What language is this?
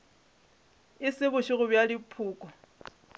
Northern Sotho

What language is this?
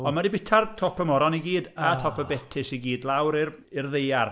Welsh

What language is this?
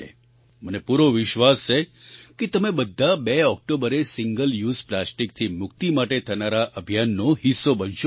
Gujarati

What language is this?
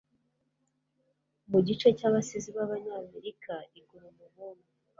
Kinyarwanda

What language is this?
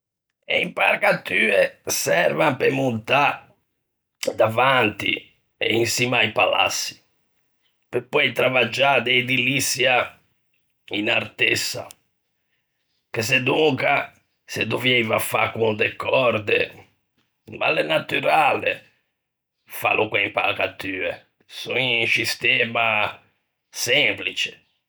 Ligurian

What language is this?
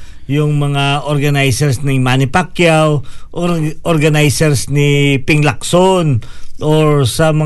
Filipino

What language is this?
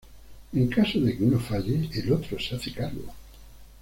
Spanish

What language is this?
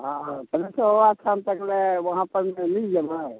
Maithili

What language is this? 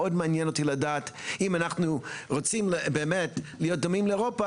Hebrew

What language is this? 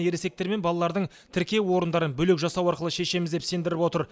Kazakh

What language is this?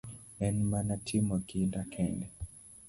Luo (Kenya and Tanzania)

